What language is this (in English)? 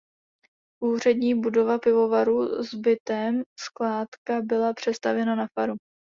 Czech